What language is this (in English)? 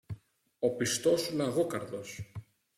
Greek